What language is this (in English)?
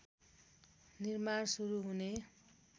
Nepali